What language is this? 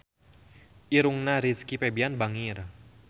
Sundanese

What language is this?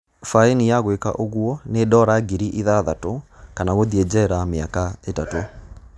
Kikuyu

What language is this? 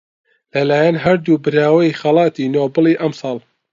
Central Kurdish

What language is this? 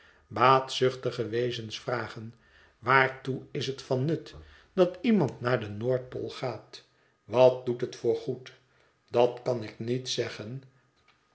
Dutch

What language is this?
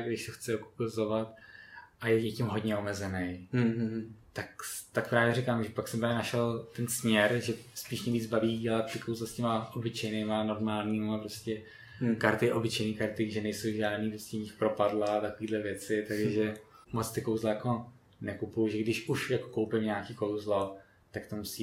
Czech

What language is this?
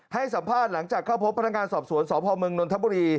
Thai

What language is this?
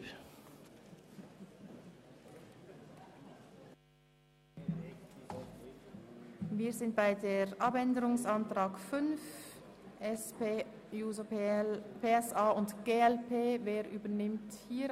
Swiss German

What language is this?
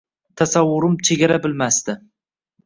Uzbek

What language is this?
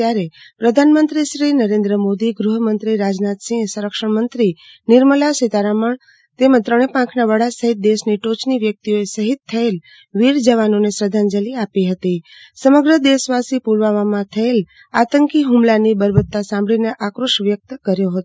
Gujarati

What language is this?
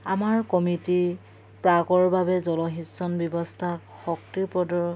Assamese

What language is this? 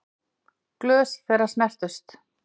Icelandic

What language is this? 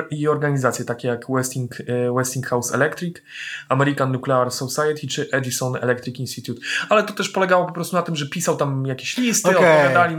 Polish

